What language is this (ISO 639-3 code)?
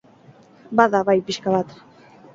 eus